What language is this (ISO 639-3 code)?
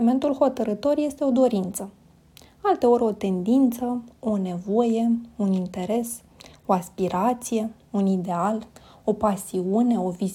ron